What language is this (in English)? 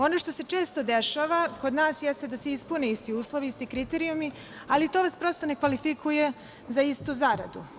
Serbian